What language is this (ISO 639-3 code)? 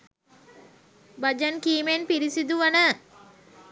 sin